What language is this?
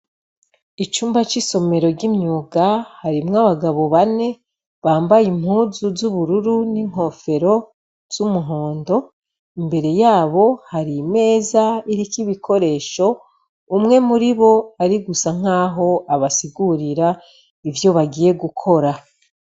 Rundi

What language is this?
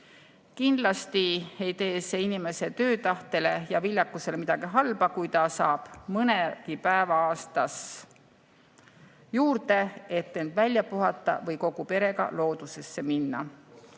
Estonian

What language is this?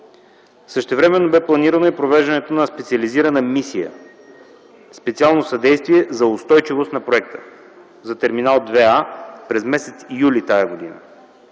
Bulgarian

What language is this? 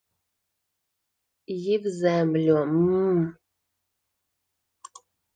Ukrainian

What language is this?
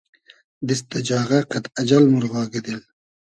Hazaragi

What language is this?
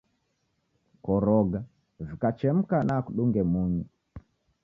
Taita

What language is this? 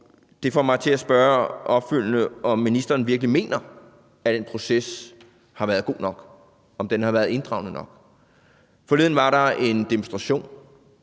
Danish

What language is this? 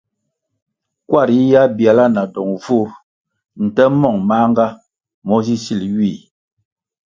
Kwasio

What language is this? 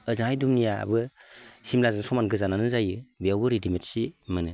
Bodo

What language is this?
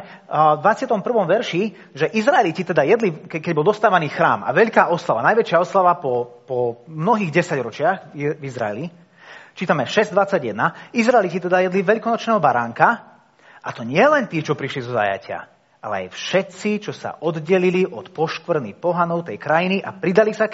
Slovak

